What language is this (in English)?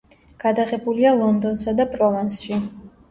Georgian